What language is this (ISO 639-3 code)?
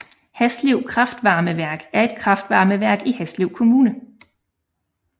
dan